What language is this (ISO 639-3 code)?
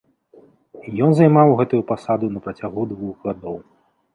bel